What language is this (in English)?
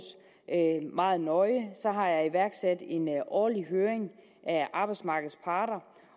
Danish